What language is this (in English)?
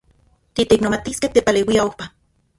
Central Puebla Nahuatl